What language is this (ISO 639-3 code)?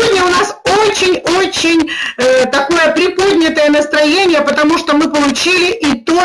rus